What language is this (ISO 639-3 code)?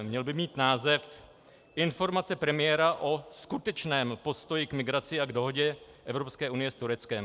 ces